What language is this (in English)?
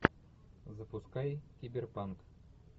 Russian